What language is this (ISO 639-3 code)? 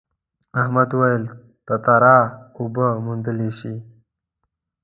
pus